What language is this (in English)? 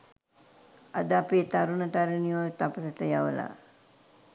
Sinhala